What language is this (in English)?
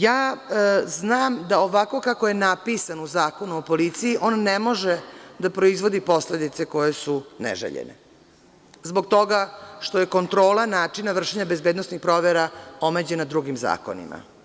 Serbian